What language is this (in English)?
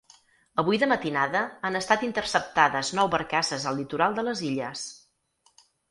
Catalan